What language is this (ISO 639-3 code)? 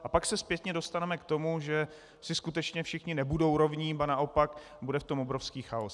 ces